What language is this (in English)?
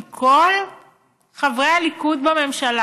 Hebrew